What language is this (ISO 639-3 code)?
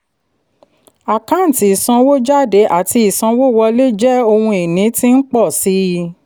yor